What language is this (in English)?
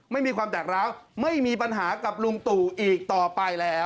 Thai